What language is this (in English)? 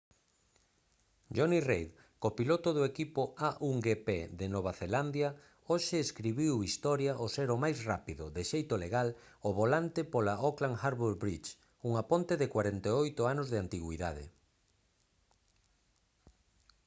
Galician